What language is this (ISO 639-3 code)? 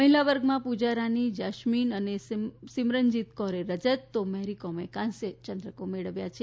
guj